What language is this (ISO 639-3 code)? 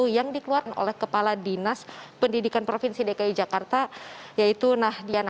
ind